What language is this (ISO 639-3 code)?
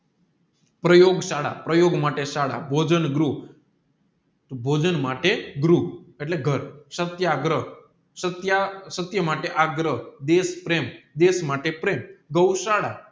guj